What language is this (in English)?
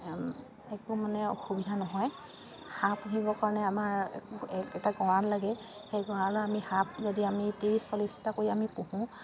Assamese